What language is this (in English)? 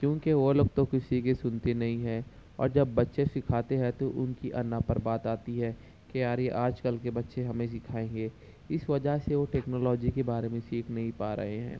Urdu